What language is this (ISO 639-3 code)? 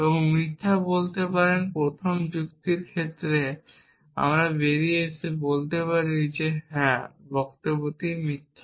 ben